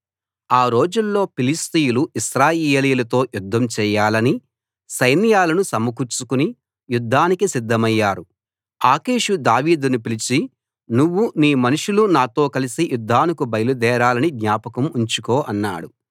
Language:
Telugu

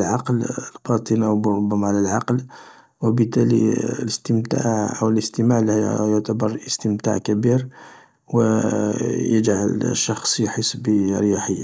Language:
Algerian Arabic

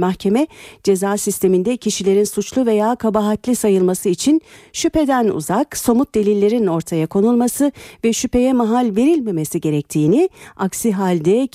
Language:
Turkish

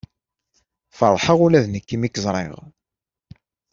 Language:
Kabyle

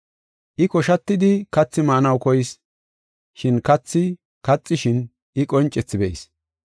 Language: Gofa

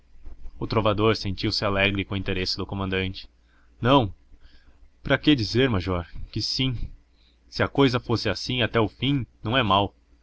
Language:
Portuguese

